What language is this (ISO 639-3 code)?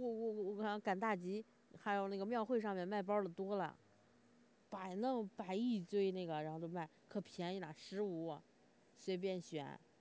zho